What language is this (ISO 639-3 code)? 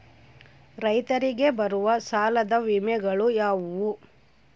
kan